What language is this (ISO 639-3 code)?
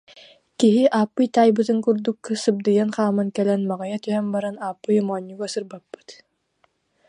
sah